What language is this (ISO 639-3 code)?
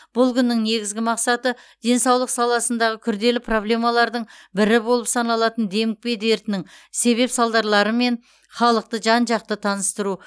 kaz